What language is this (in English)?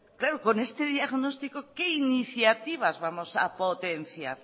Spanish